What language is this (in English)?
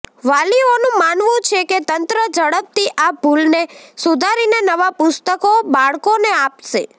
Gujarati